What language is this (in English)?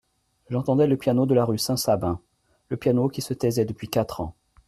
French